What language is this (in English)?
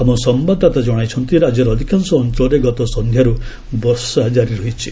Odia